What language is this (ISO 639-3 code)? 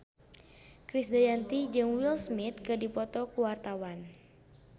sun